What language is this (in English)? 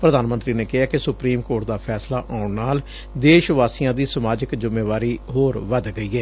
Punjabi